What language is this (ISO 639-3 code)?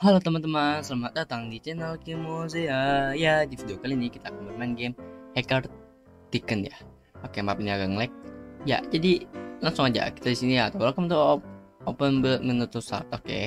ind